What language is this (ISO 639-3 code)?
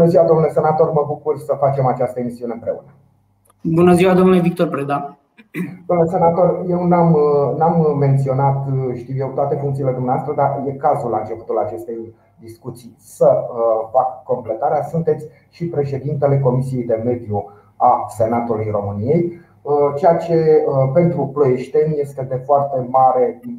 ron